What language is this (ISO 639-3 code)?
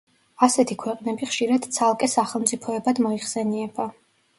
kat